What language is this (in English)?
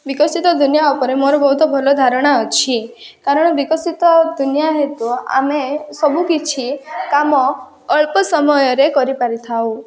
Odia